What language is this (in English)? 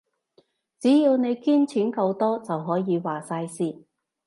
Cantonese